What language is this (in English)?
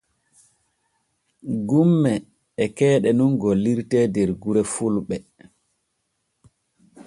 Borgu Fulfulde